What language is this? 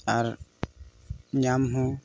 Santali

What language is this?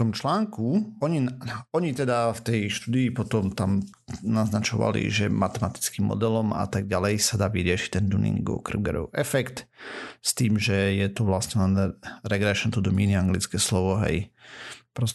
Slovak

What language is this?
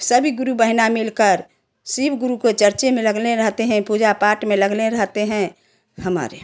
Hindi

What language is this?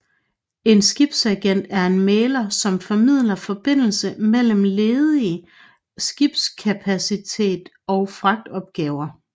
Danish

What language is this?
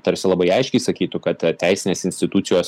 Lithuanian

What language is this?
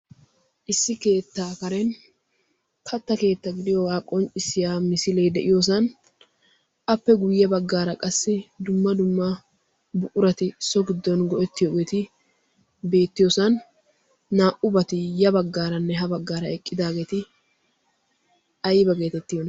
Wolaytta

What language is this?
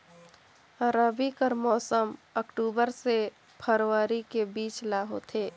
Chhattisgarhi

